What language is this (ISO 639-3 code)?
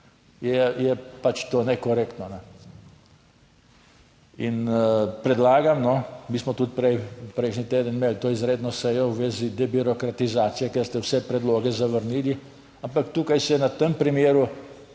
slv